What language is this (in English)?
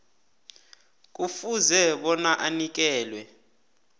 South Ndebele